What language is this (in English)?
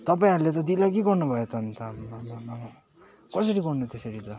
Nepali